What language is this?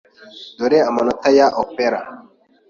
Kinyarwanda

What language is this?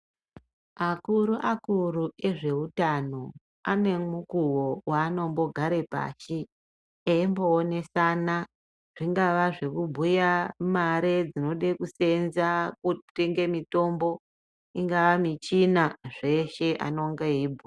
Ndau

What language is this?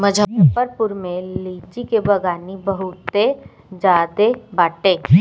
Bhojpuri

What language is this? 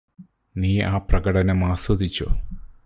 Malayalam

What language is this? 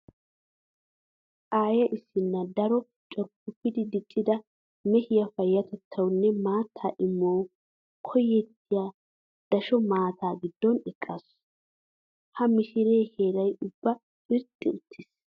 Wolaytta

